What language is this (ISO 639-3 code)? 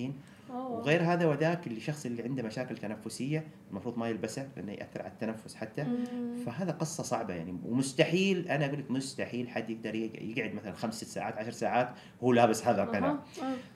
ara